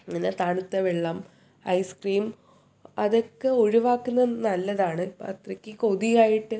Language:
Malayalam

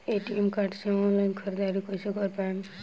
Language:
Bhojpuri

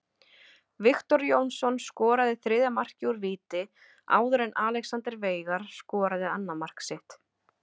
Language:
Icelandic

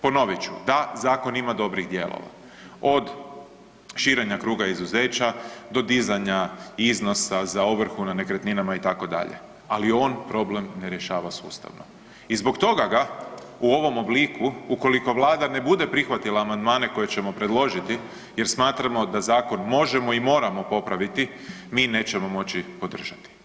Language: Croatian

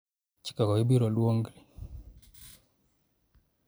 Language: Luo (Kenya and Tanzania)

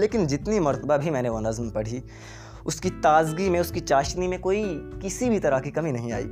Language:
Urdu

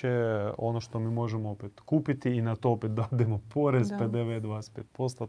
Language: Croatian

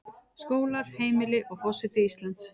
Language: Icelandic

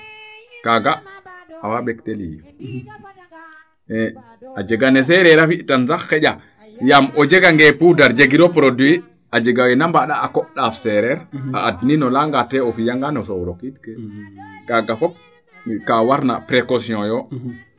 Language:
Serer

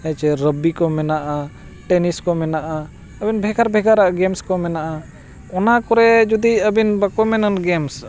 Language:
Santali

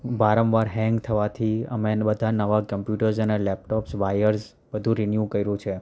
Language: Gujarati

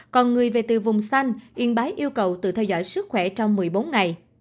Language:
Vietnamese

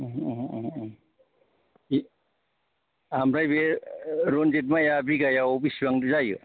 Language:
Bodo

